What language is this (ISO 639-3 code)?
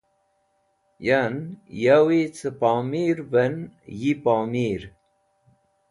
wbl